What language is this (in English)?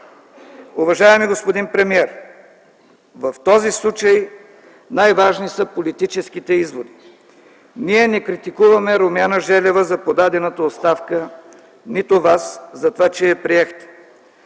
Bulgarian